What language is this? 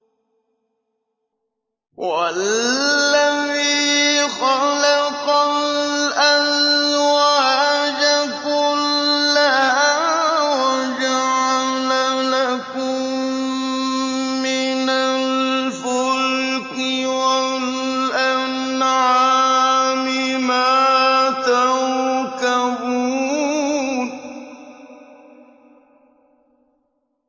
Arabic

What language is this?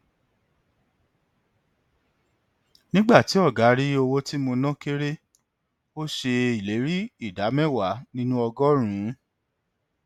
Yoruba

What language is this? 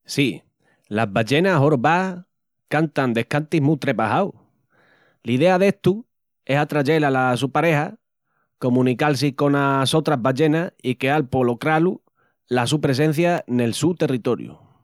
Extremaduran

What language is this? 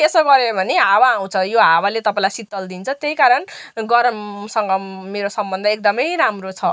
Nepali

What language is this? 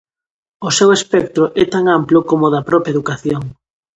Galician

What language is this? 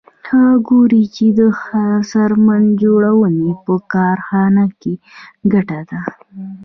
Pashto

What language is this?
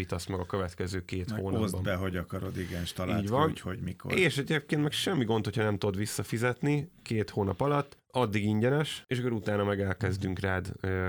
Hungarian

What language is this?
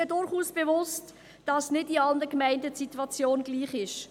Swiss German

